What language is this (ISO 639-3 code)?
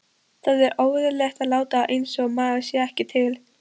isl